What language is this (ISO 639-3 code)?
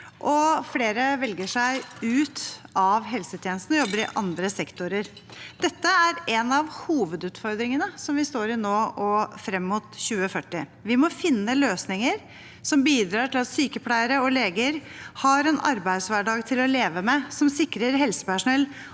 nor